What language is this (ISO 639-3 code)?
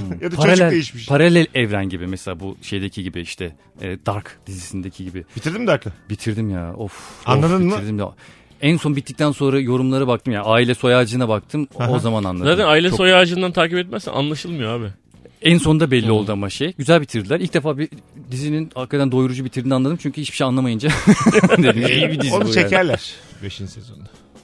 tur